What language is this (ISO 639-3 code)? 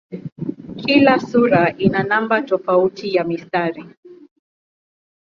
swa